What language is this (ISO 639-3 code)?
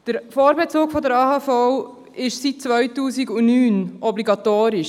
gsw